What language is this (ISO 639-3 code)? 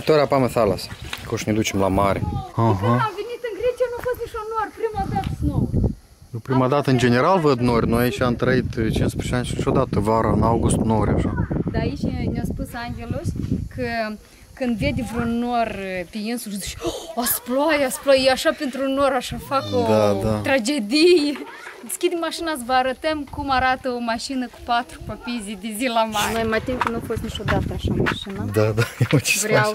ron